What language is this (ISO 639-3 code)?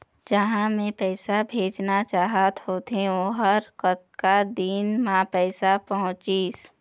hne